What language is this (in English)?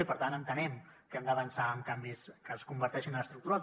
Catalan